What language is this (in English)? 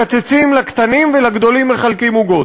Hebrew